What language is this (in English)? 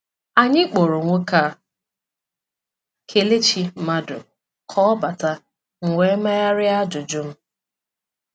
Igbo